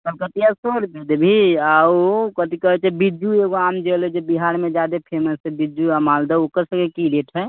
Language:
Maithili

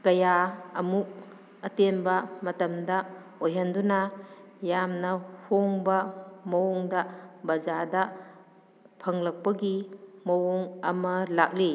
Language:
Manipuri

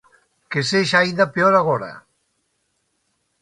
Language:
Galician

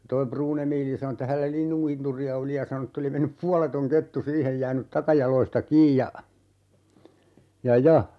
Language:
Finnish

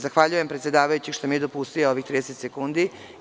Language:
Serbian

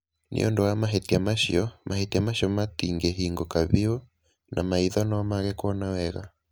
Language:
Kikuyu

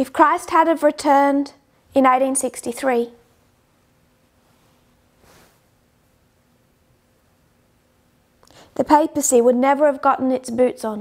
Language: English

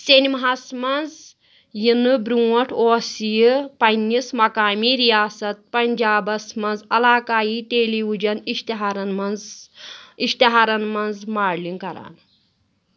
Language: Kashmiri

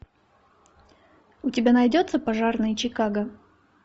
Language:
Russian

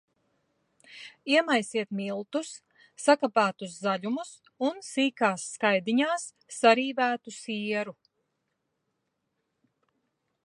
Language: Latvian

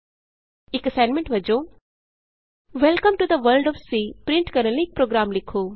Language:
Punjabi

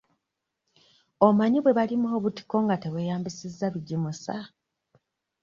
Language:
Ganda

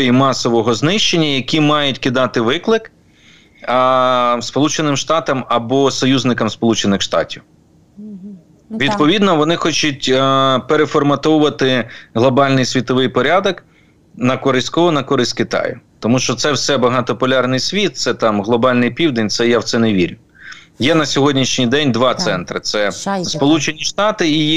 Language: Ukrainian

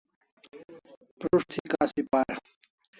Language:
Kalasha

